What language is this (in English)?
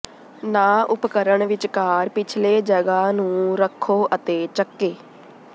Punjabi